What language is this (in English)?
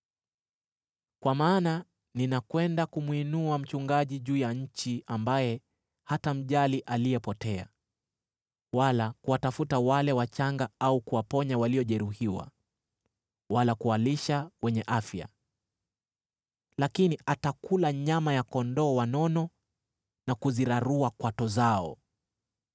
Swahili